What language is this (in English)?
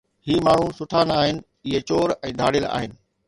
Sindhi